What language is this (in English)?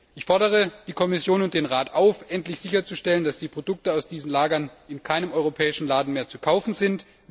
German